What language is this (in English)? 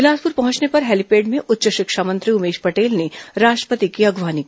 Hindi